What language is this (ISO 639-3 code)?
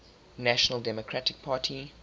eng